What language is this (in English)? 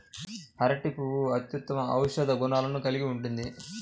Telugu